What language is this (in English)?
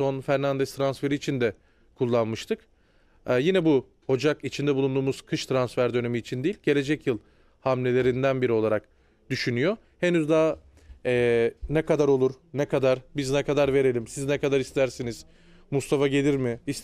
Turkish